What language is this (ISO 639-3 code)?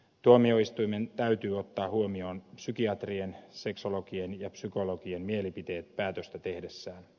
fin